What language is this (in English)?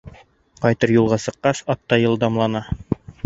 Bashkir